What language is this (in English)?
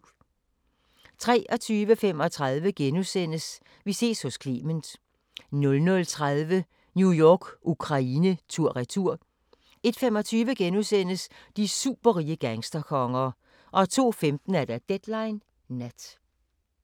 Danish